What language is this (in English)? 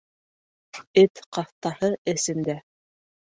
Bashkir